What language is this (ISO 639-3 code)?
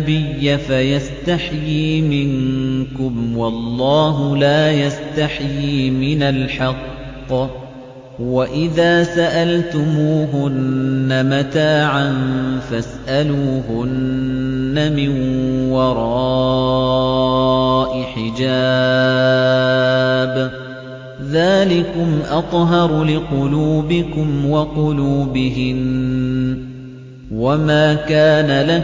ara